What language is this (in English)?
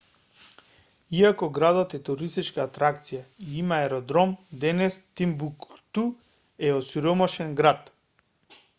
Macedonian